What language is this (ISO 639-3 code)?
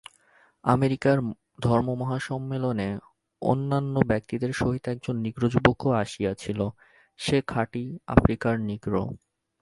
ben